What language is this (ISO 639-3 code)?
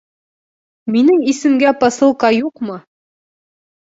bak